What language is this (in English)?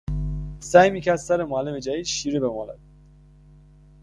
Persian